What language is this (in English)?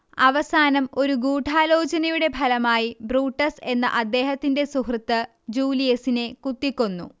Malayalam